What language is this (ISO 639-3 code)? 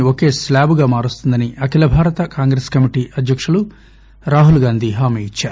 tel